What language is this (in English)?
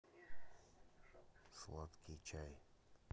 Russian